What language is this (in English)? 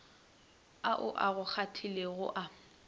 Northern Sotho